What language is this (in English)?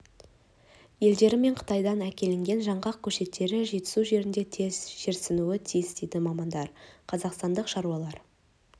Kazakh